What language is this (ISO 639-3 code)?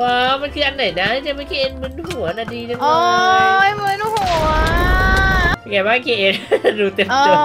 tha